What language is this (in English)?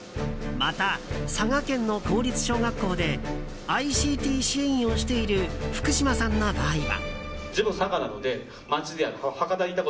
Japanese